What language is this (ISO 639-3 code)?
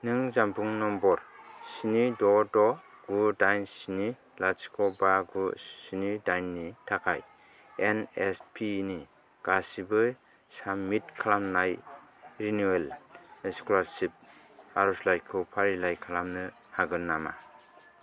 brx